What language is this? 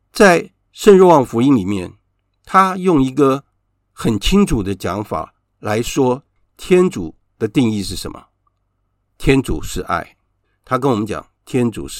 Chinese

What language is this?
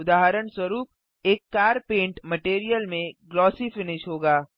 Hindi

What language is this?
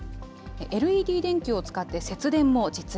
Japanese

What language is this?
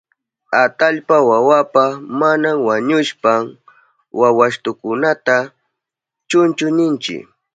Southern Pastaza Quechua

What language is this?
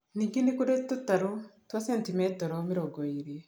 Kikuyu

